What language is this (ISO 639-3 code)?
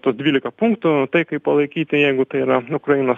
lit